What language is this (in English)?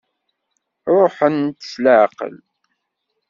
Kabyle